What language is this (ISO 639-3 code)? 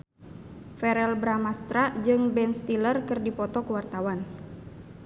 sun